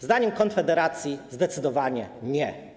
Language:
Polish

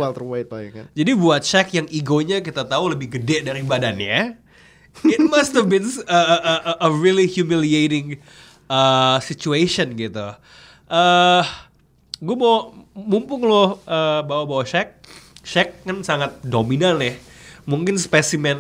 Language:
Indonesian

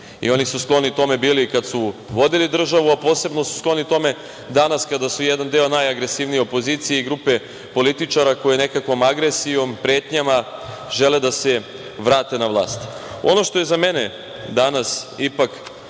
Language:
Serbian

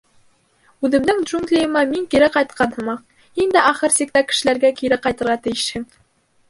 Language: Bashkir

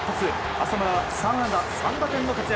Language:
Japanese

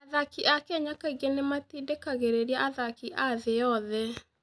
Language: Kikuyu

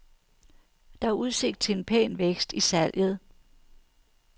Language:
Danish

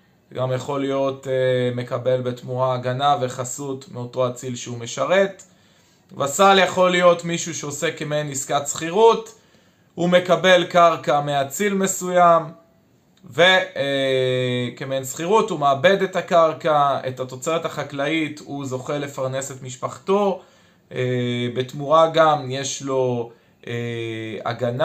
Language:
Hebrew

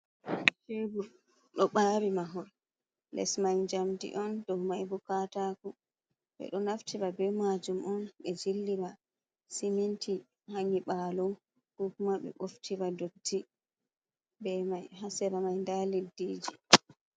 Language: Fula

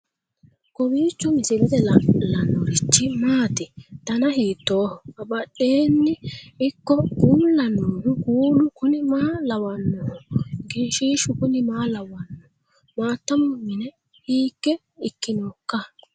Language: Sidamo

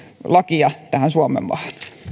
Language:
Finnish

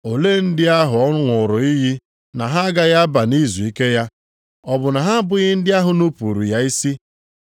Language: Igbo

